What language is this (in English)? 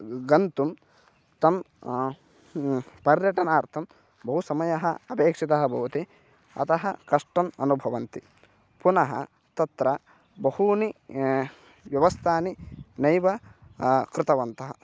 Sanskrit